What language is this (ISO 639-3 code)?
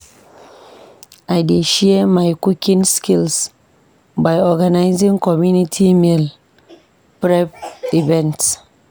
pcm